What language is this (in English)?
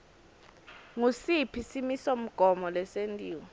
Swati